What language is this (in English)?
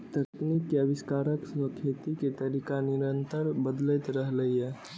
Maithili